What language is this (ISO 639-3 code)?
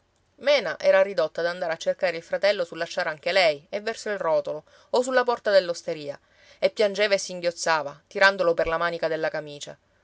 ita